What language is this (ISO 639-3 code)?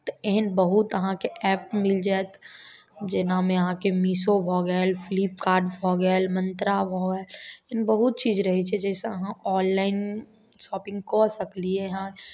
mai